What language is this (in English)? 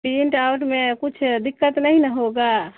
Urdu